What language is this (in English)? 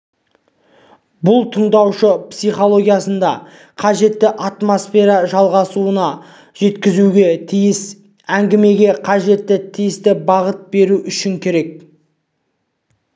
Kazakh